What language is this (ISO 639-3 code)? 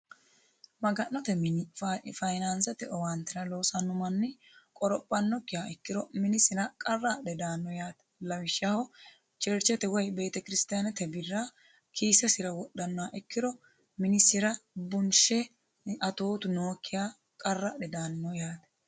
sid